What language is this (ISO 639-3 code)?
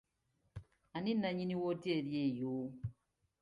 lug